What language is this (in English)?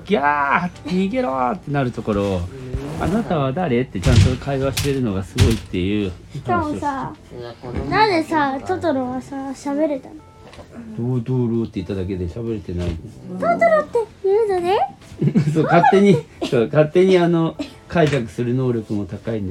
Japanese